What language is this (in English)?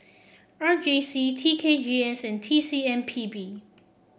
English